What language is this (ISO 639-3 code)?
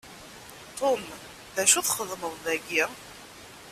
kab